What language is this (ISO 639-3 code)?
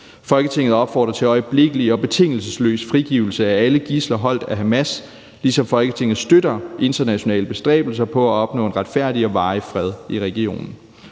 dan